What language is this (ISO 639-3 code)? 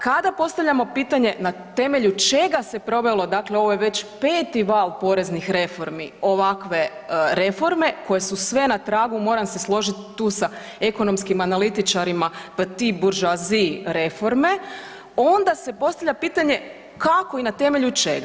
hrv